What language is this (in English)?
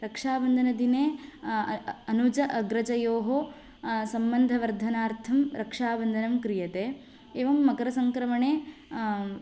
Sanskrit